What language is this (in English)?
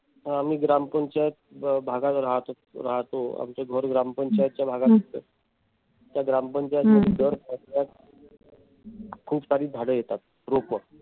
Marathi